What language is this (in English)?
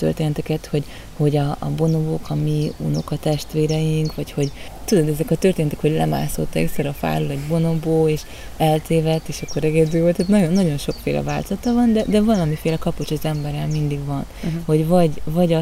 Hungarian